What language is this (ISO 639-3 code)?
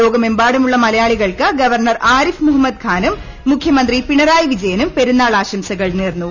mal